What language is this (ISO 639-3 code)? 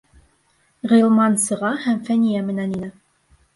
bak